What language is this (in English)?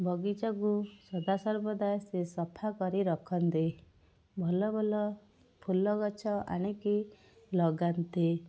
Odia